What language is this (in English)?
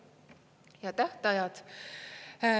Estonian